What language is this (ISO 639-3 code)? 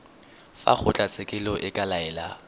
tsn